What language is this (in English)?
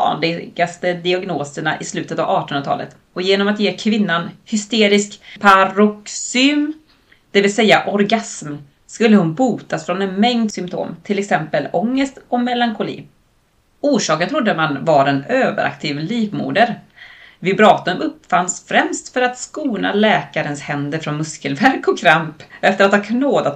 Swedish